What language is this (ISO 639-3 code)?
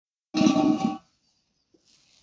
som